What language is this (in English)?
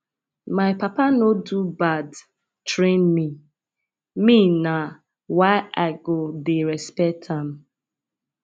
Nigerian Pidgin